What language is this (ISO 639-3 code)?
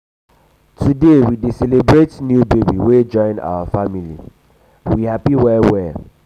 pcm